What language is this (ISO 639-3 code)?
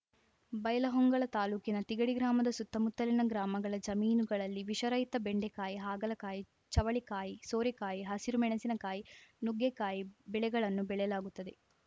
kan